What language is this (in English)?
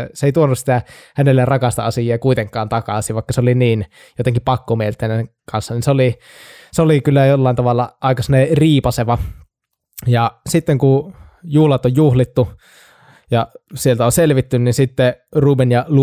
Finnish